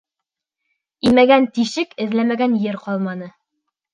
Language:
Bashkir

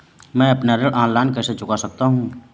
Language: Hindi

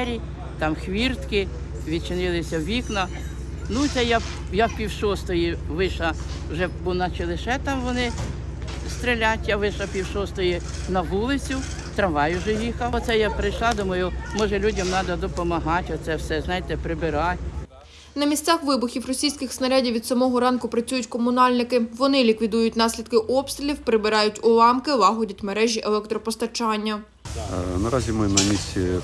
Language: Ukrainian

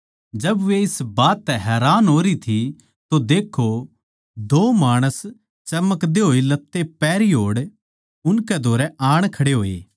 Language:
Haryanvi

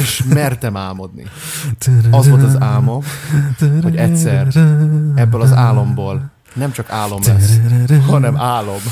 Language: Hungarian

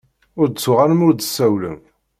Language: Kabyle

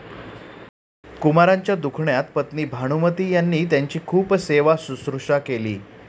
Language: Marathi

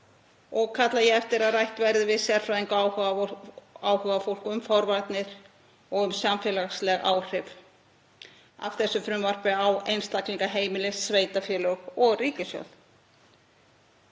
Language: Icelandic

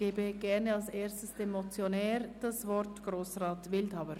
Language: Swiss German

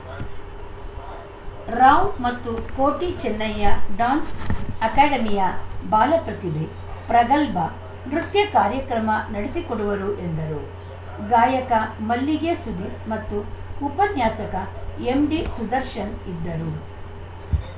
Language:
Kannada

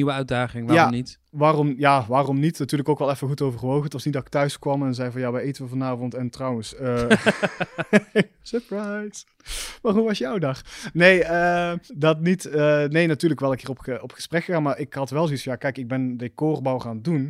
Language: Dutch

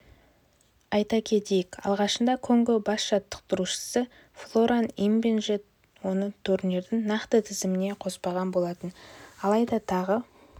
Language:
Kazakh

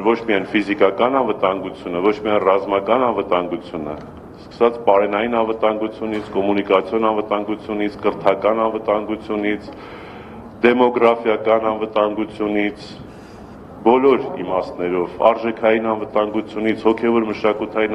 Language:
Romanian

